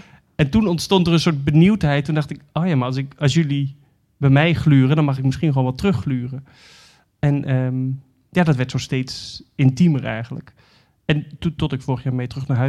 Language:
Dutch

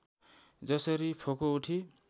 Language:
Nepali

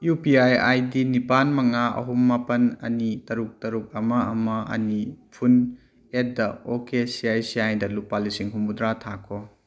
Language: Manipuri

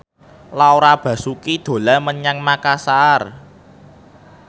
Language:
Javanese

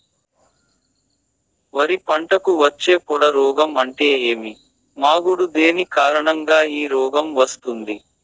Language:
Telugu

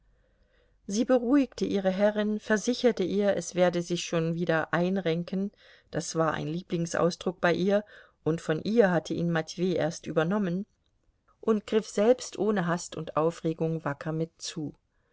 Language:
German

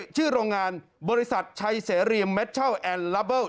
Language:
Thai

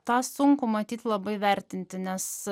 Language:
Lithuanian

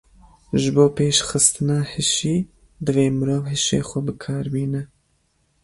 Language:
Kurdish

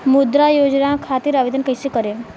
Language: Bhojpuri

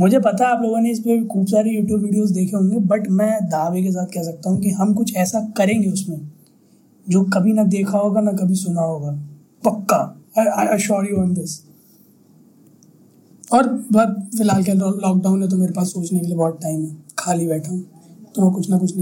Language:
Hindi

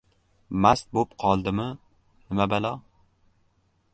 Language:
Uzbek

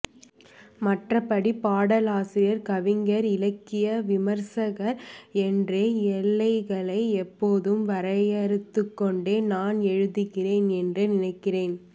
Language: Tamil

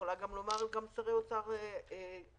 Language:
Hebrew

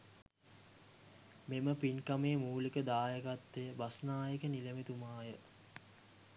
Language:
Sinhala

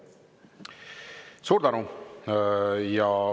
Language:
Estonian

